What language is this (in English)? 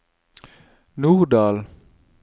Norwegian